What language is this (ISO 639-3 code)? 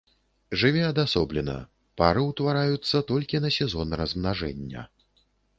bel